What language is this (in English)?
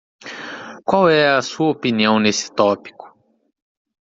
Portuguese